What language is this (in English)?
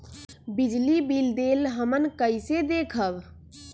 Magahi